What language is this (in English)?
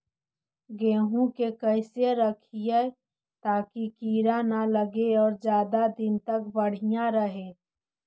Magahi